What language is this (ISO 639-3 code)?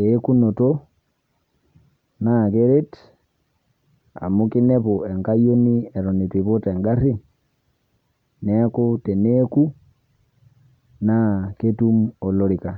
mas